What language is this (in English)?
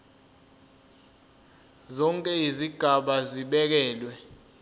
Zulu